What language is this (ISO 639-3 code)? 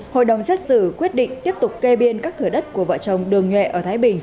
vie